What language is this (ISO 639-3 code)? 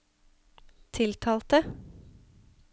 nor